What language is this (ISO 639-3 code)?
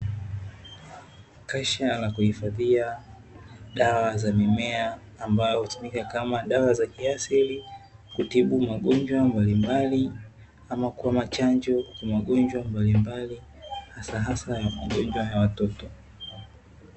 swa